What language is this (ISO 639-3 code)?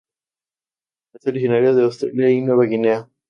spa